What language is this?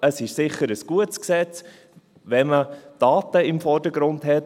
Swiss German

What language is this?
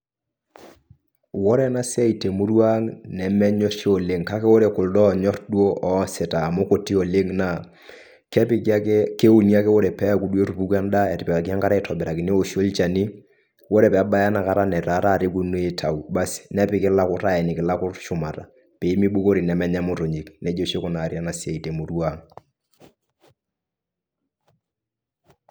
Masai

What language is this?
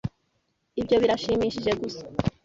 Kinyarwanda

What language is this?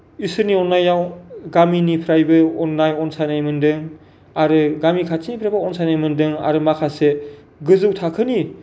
Bodo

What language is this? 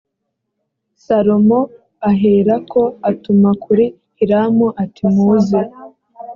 Kinyarwanda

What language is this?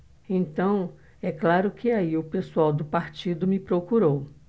Portuguese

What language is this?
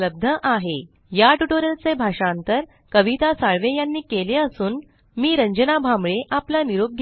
Marathi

